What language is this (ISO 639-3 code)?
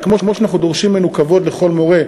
heb